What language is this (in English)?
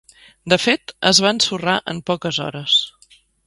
Catalan